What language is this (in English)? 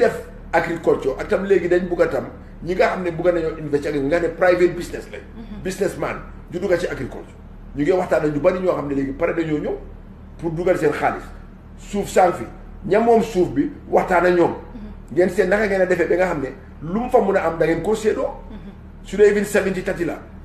French